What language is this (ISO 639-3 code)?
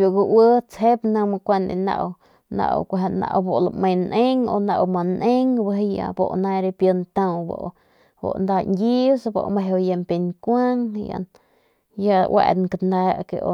pmq